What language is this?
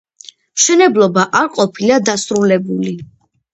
Georgian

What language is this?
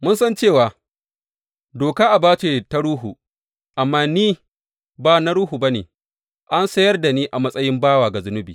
Hausa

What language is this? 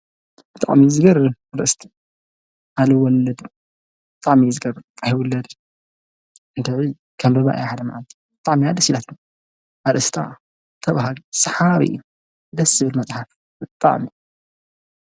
Tigrinya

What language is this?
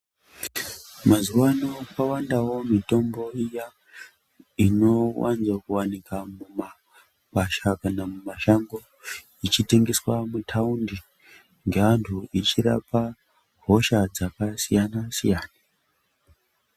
Ndau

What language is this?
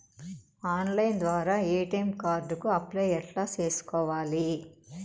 Telugu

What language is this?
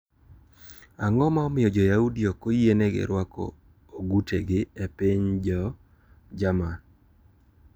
Luo (Kenya and Tanzania)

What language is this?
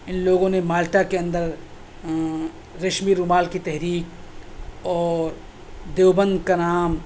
Urdu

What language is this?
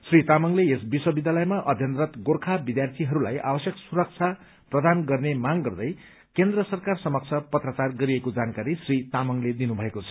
Nepali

